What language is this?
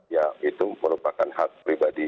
Indonesian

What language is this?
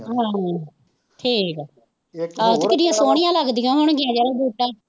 Punjabi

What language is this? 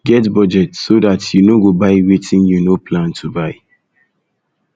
Nigerian Pidgin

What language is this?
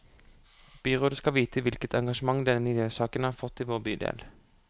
Norwegian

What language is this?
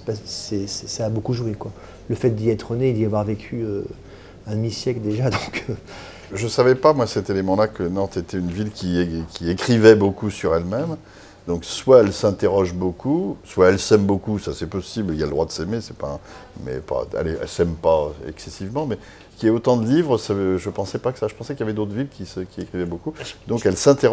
French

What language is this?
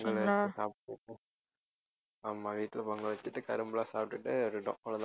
Tamil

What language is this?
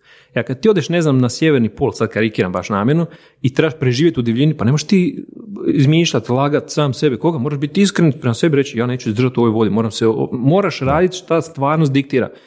Croatian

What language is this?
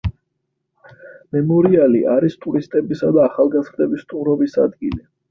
Georgian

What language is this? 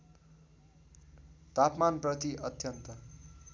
Nepali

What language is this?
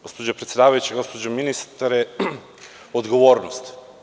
Serbian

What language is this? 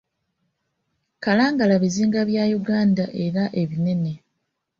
Ganda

